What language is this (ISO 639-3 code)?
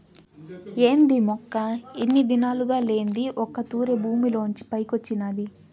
tel